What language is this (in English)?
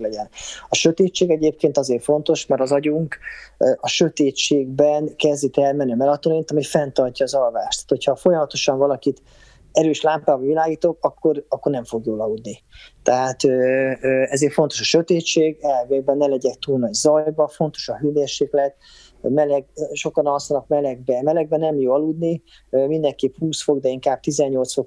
Hungarian